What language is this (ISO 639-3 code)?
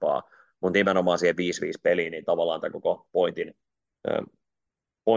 fin